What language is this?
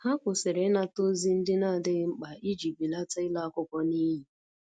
Igbo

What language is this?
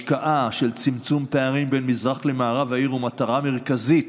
Hebrew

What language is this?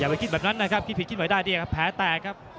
Thai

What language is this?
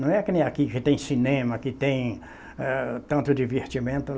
Portuguese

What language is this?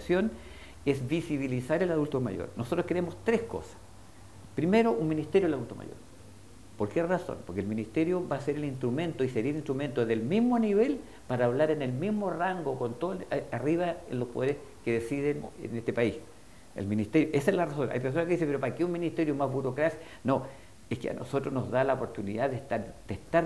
Spanish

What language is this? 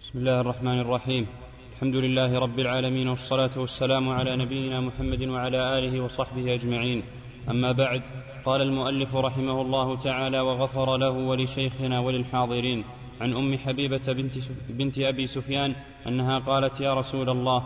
Arabic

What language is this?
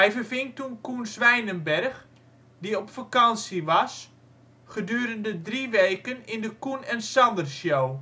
Dutch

